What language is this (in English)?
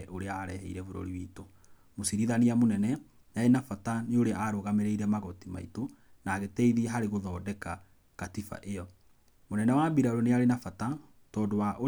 Kikuyu